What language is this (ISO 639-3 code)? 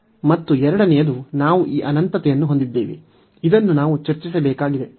kan